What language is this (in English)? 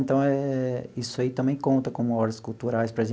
Portuguese